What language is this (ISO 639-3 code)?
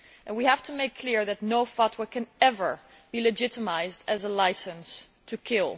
eng